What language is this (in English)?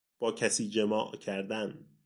Persian